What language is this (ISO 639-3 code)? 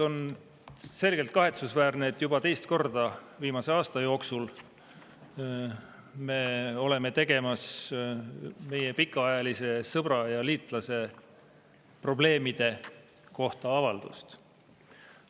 est